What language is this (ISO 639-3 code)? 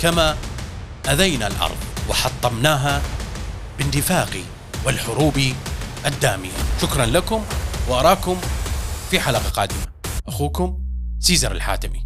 ara